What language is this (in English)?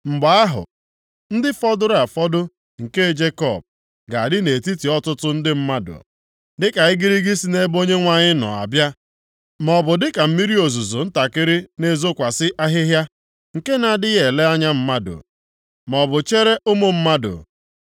Igbo